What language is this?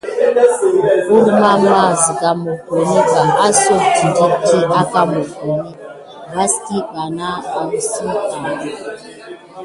Gidar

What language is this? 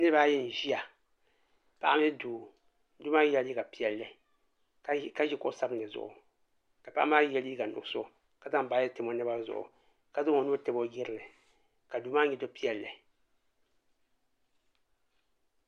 Dagbani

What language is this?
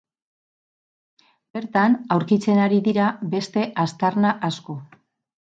Basque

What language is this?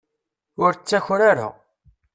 Kabyle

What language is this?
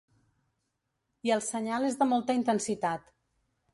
Catalan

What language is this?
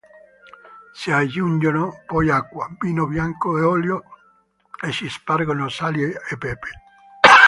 Italian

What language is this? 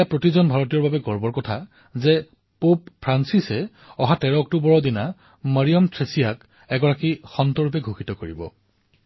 Assamese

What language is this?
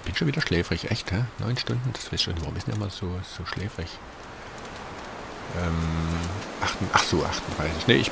German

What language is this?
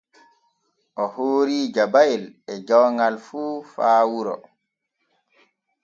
Borgu Fulfulde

